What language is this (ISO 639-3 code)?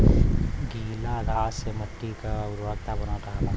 bho